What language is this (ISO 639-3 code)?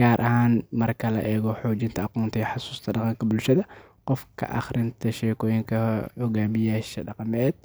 som